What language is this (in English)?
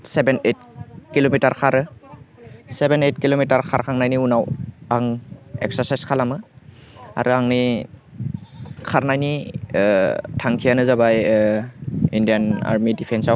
Bodo